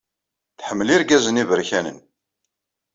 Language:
Kabyle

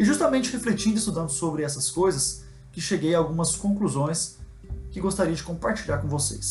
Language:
Portuguese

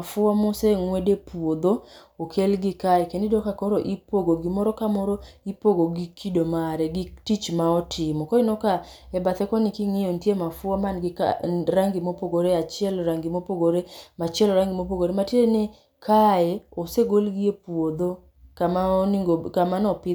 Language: Luo (Kenya and Tanzania)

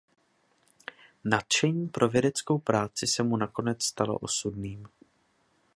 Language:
Czech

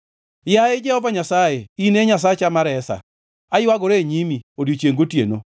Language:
Luo (Kenya and Tanzania)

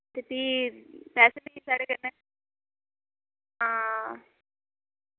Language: Dogri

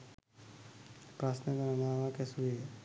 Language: Sinhala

